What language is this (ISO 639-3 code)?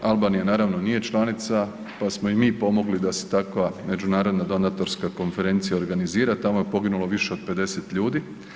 hrv